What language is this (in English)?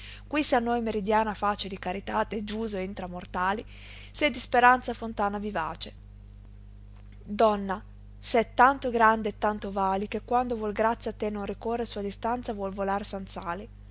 Italian